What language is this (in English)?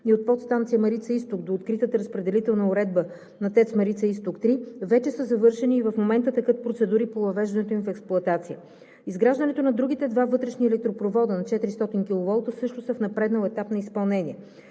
Bulgarian